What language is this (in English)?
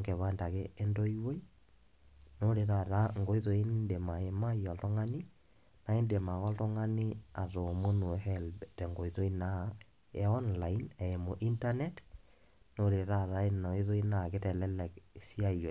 Masai